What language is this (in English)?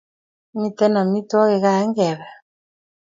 Kalenjin